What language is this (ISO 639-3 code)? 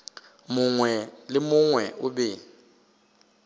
nso